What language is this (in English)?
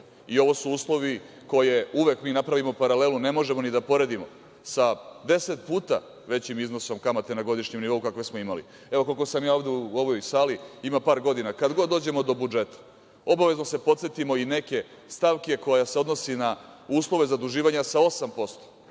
Serbian